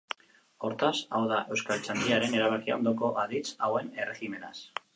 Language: Basque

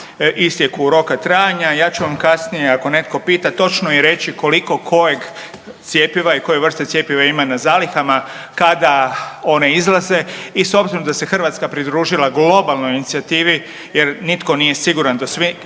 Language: Croatian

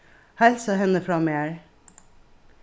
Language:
Faroese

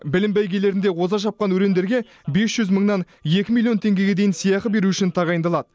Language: Kazakh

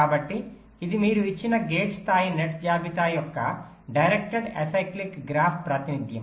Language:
Telugu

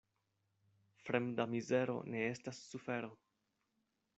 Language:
Esperanto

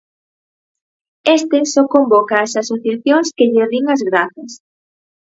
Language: Galician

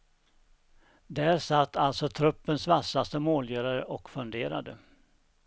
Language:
Swedish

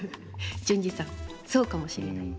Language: Japanese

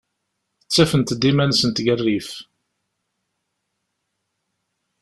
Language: Kabyle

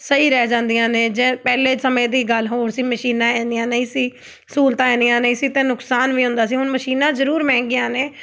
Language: Punjabi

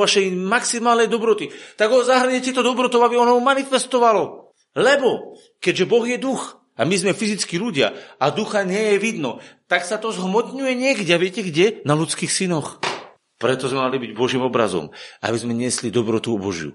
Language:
Slovak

